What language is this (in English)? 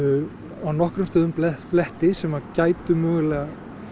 Icelandic